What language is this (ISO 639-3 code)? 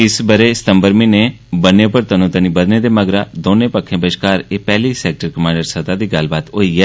doi